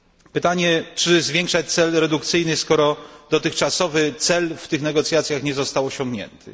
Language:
Polish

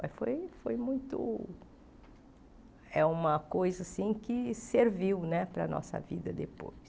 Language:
Portuguese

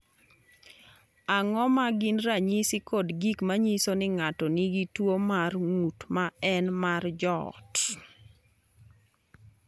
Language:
Luo (Kenya and Tanzania)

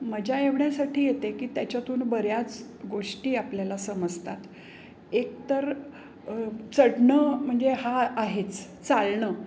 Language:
Marathi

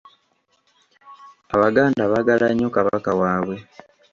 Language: Ganda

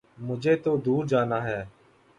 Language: Urdu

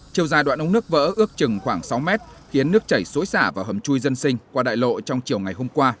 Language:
Vietnamese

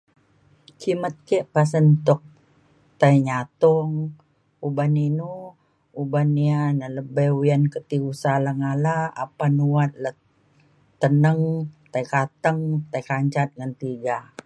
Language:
Mainstream Kenyah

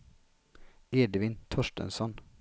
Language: Swedish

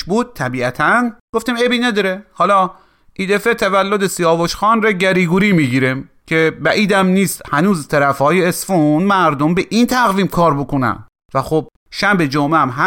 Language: Persian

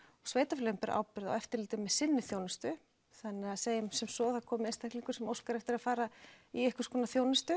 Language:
Icelandic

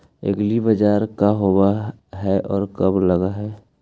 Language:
Magahi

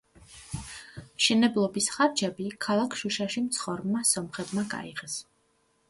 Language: Georgian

